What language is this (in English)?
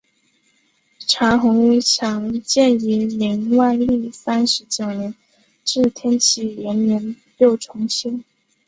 Chinese